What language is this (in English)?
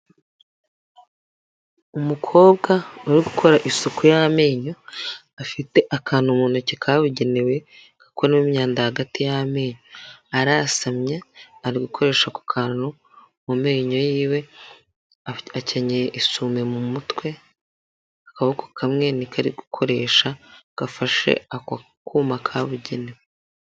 Kinyarwanda